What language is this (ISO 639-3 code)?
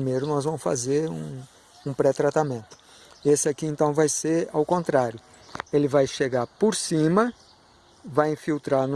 por